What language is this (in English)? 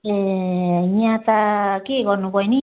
Nepali